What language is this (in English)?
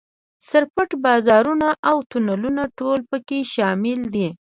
Pashto